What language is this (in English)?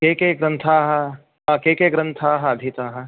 Sanskrit